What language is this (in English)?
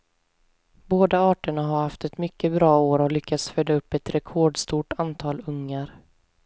Swedish